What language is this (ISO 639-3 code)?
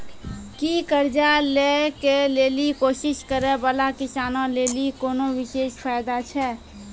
mai